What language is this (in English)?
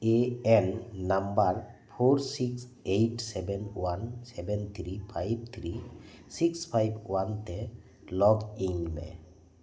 Santali